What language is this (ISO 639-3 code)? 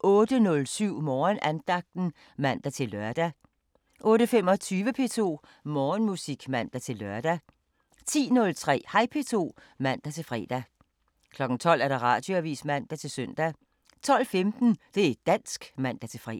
dan